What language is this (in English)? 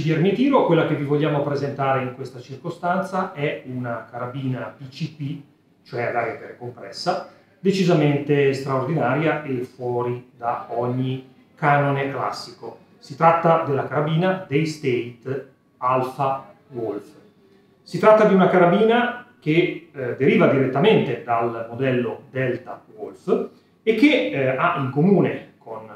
Italian